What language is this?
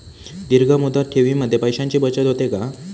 Marathi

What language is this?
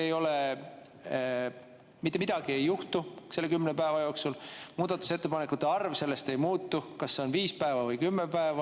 Estonian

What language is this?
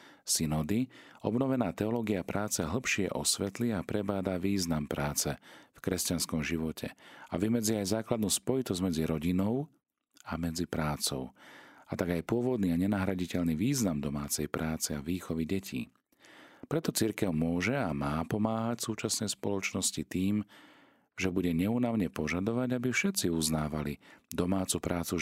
Slovak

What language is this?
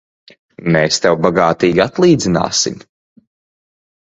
Latvian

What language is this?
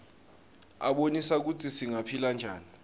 Swati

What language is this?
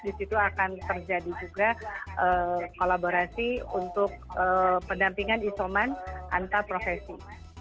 Indonesian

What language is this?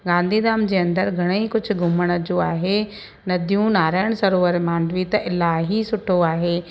Sindhi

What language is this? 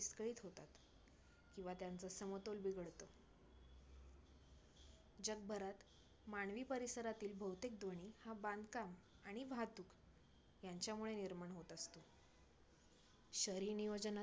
Marathi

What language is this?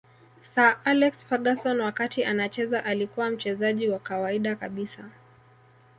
Swahili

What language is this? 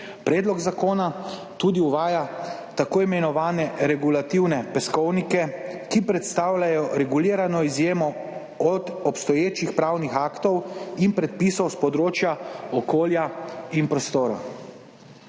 Slovenian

